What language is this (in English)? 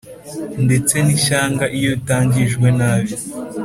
Kinyarwanda